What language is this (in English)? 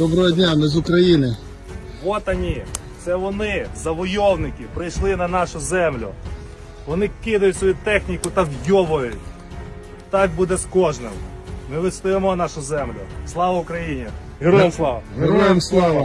Russian